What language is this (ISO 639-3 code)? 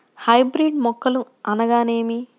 tel